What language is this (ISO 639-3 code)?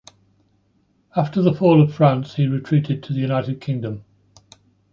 eng